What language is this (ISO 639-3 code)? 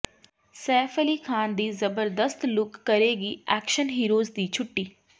pan